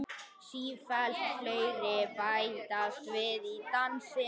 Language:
Icelandic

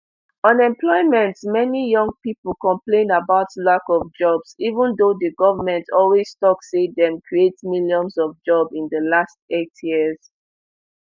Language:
Nigerian Pidgin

